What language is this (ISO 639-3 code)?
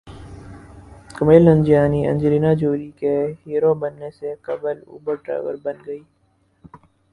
urd